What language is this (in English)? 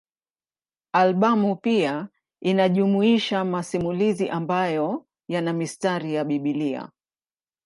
Swahili